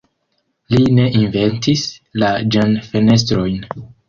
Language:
Esperanto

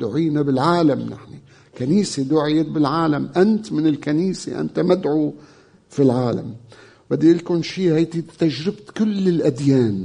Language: Arabic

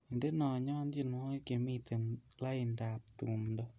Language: Kalenjin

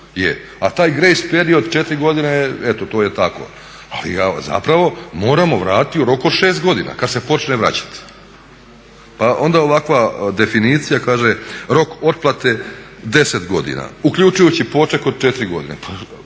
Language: Croatian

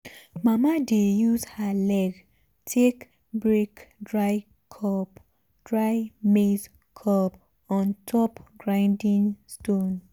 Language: Nigerian Pidgin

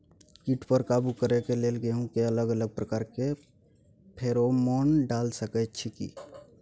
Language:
Maithili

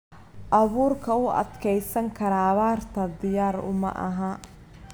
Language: Somali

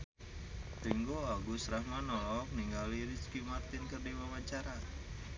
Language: Sundanese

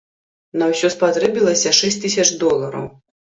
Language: Belarusian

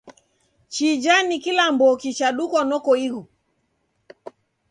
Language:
Taita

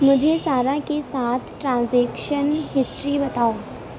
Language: Urdu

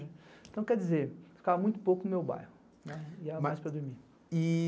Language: Portuguese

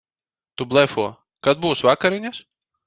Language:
Latvian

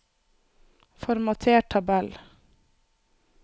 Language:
Norwegian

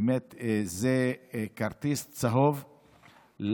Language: Hebrew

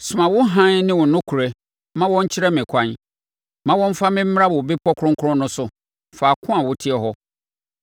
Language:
Akan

